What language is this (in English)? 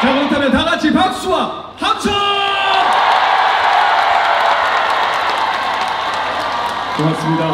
Korean